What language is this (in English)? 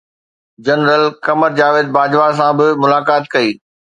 Sindhi